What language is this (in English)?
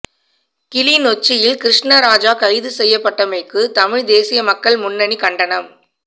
Tamil